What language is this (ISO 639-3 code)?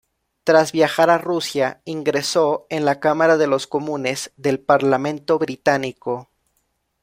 spa